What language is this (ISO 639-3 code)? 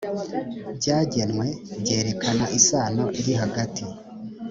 kin